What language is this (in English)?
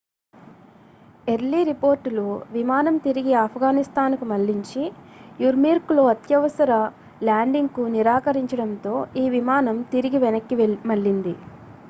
Telugu